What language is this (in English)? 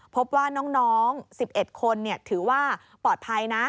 Thai